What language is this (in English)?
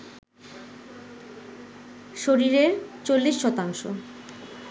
Bangla